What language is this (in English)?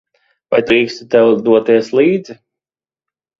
Latvian